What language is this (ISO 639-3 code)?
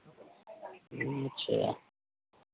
mai